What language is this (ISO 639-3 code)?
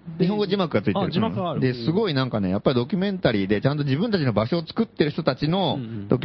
jpn